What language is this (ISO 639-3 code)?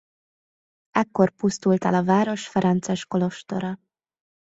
hun